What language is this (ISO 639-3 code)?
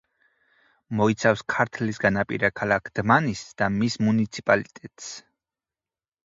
kat